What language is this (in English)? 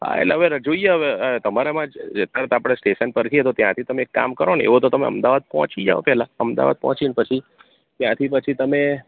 Gujarati